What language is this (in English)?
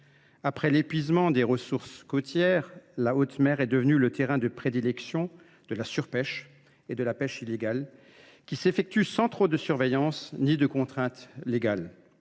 French